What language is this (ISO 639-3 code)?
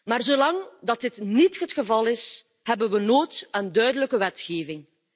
nld